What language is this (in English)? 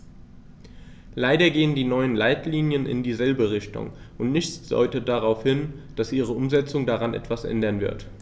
German